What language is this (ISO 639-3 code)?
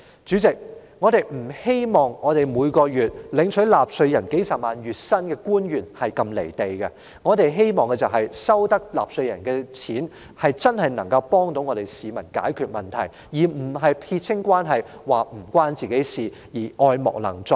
yue